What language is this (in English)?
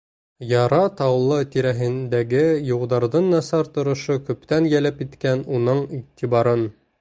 Bashkir